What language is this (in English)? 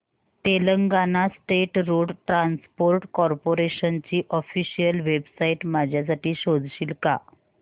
Marathi